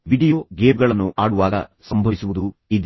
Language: Kannada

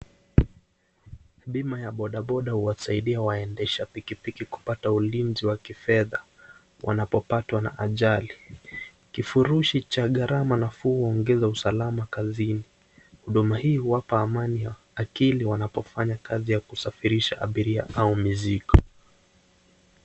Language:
Swahili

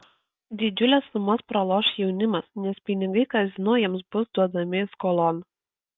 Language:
Lithuanian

